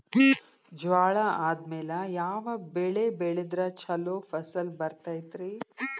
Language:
Kannada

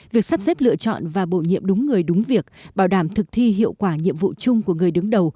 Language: Vietnamese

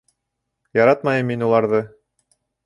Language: Bashkir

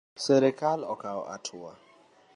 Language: Luo (Kenya and Tanzania)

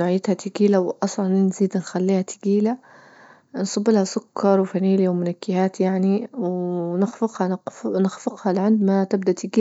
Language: Libyan Arabic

